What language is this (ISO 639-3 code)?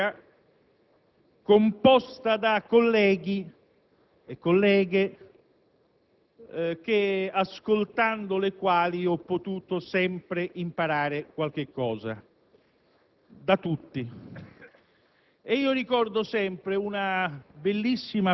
ita